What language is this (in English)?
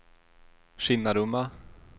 Swedish